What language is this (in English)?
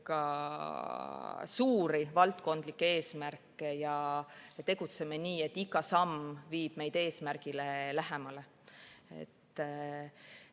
Estonian